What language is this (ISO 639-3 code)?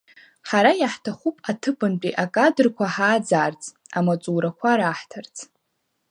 abk